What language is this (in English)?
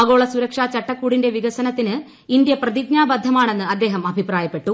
Malayalam